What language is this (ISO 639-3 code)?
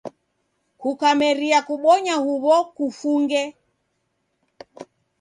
dav